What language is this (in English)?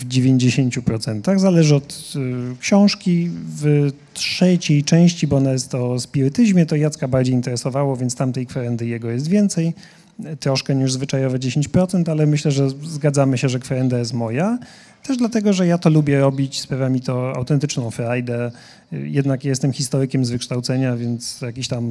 Polish